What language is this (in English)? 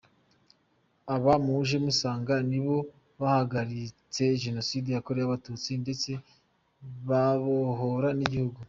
Kinyarwanda